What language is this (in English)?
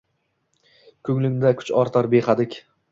Uzbek